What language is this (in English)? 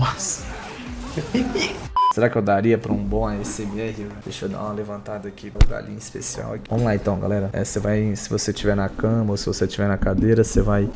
Portuguese